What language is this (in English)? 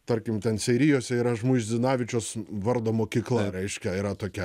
Lithuanian